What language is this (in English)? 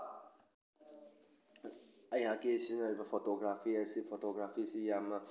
Manipuri